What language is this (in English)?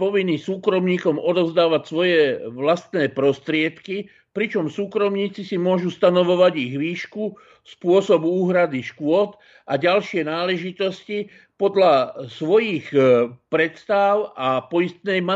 Slovak